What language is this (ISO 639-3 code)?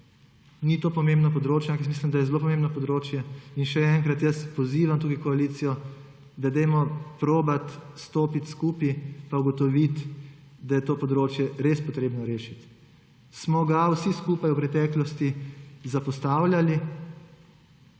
slv